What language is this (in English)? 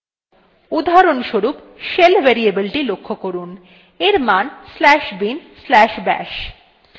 Bangla